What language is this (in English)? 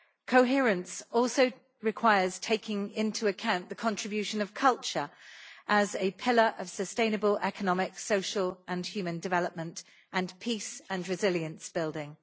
English